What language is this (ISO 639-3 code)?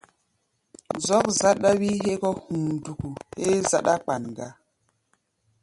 gba